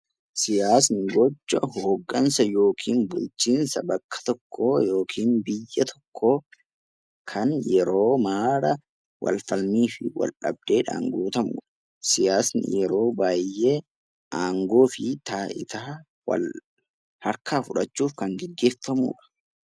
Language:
Oromo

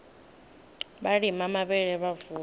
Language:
Venda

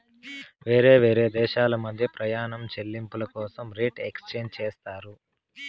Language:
Telugu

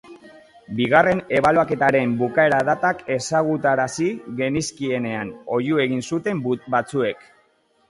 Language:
Basque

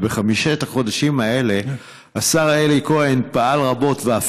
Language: Hebrew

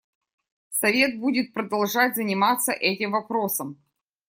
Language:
Russian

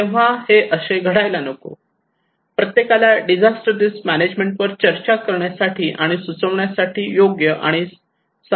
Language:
Marathi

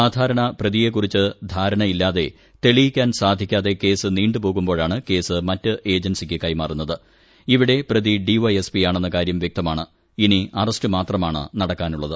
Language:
Malayalam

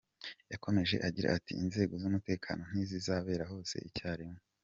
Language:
Kinyarwanda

